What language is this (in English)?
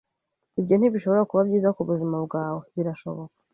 Kinyarwanda